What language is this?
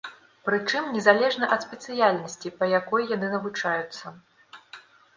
Belarusian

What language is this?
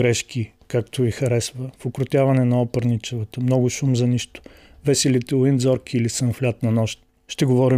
Bulgarian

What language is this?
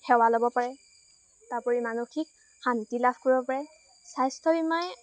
Assamese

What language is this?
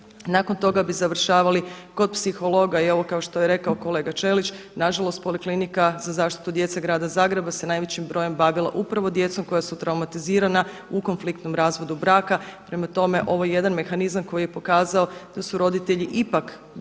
Croatian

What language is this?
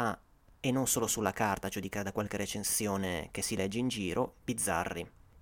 Italian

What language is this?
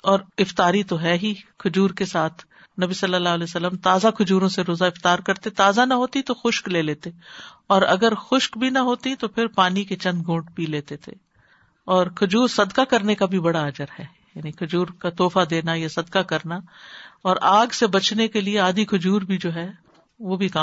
Urdu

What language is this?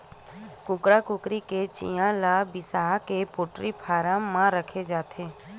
Chhattisgarhi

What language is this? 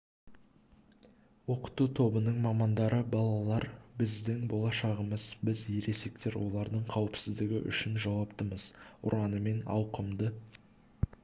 Kazakh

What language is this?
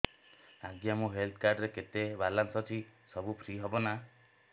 Odia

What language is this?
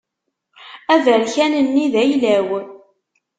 Kabyle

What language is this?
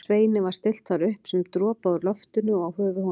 Icelandic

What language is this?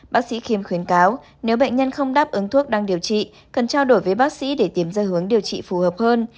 Vietnamese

